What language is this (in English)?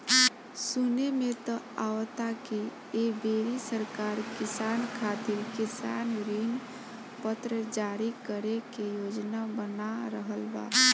Bhojpuri